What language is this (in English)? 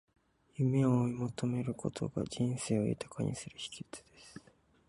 Japanese